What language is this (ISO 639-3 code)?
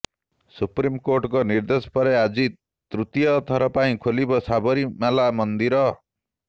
ori